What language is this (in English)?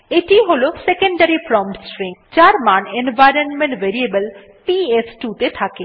Bangla